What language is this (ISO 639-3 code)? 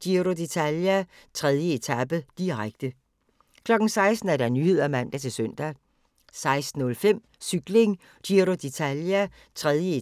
dan